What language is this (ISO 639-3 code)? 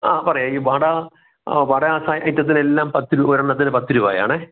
mal